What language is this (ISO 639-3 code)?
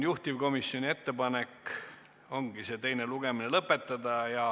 est